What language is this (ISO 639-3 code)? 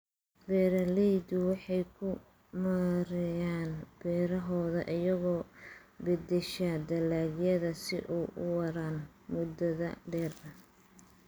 som